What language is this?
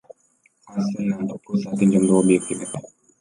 Romanian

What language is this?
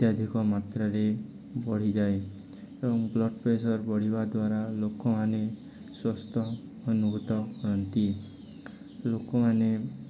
Odia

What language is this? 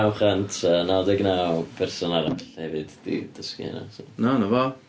Welsh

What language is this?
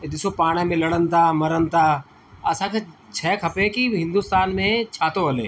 Sindhi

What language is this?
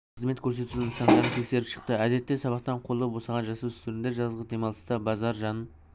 Kazakh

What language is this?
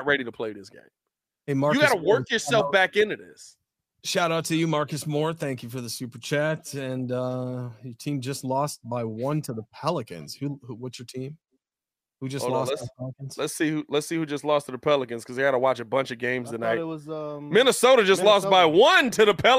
English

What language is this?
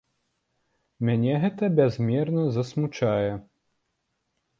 Belarusian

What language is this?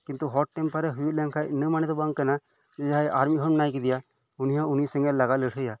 Santali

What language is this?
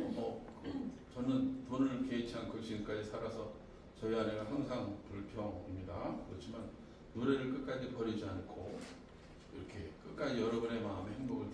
Korean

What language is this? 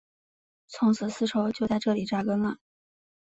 Chinese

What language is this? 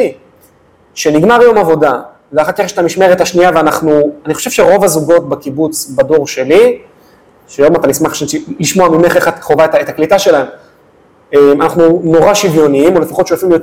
Hebrew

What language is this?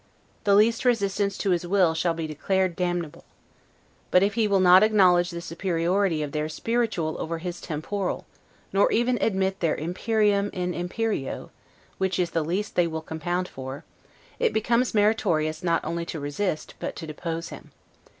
English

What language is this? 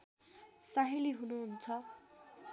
Nepali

